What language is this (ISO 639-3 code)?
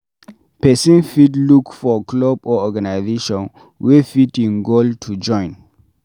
pcm